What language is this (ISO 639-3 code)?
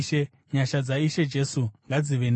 sna